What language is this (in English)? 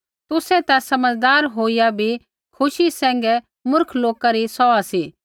Kullu Pahari